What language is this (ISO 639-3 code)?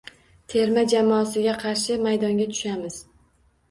uzb